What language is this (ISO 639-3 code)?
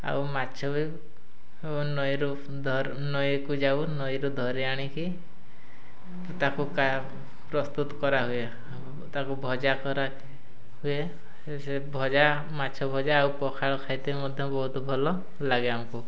ori